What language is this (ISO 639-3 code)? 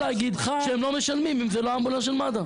heb